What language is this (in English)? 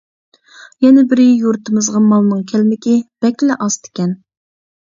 Uyghur